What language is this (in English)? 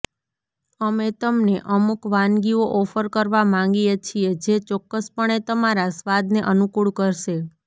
Gujarati